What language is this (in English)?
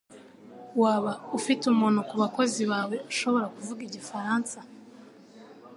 Kinyarwanda